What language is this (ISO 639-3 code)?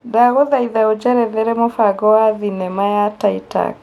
kik